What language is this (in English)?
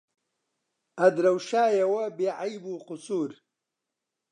Central Kurdish